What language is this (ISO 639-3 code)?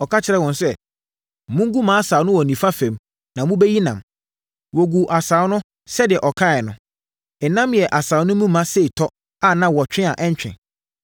aka